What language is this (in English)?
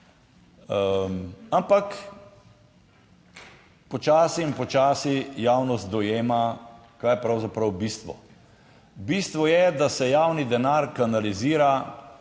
Slovenian